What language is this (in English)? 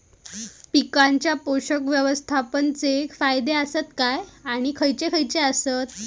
Marathi